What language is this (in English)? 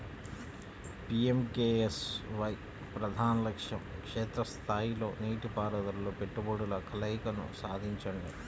Telugu